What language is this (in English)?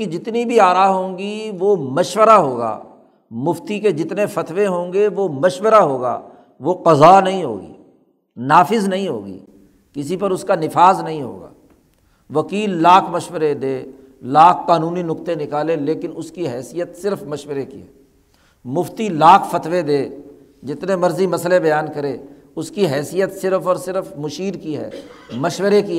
Urdu